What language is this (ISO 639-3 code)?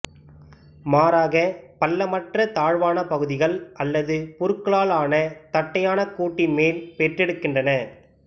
tam